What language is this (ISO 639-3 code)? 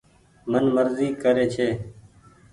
gig